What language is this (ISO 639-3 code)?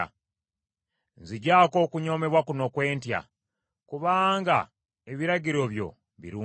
lug